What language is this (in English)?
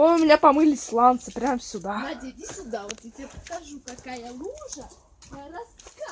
Russian